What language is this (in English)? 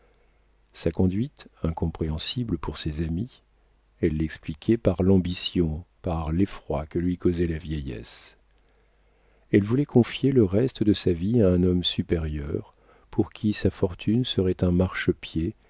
French